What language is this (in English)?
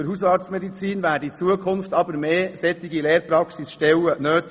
Swiss German